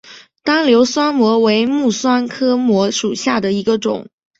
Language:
Chinese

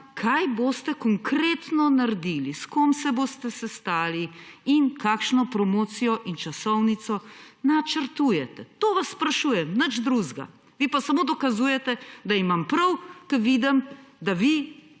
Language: Slovenian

